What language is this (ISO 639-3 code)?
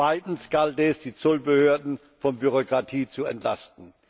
deu